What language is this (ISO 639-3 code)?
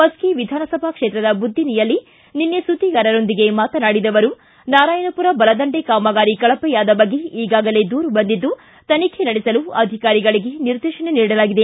kan